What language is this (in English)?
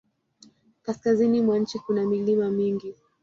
Swahili